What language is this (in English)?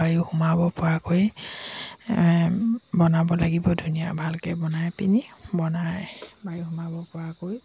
Assamese